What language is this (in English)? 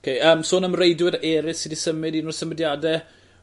Welsh